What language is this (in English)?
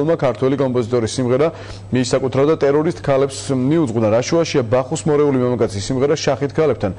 Romanian